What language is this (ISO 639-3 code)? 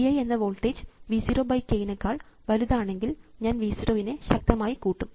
mal